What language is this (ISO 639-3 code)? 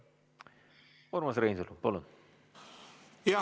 est